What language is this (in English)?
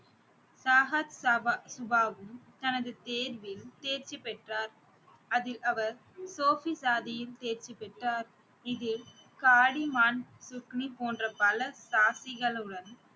Tamil